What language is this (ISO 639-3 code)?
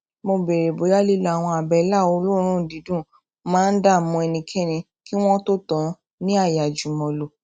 yor